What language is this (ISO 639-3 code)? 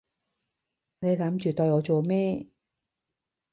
yue